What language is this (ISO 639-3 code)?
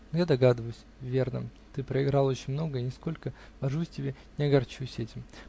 rus